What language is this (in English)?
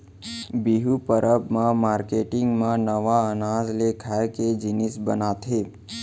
Chhattisgarhi